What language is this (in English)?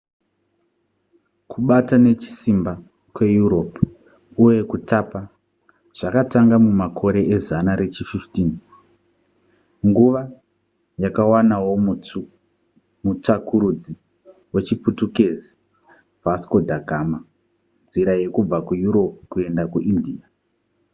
Shona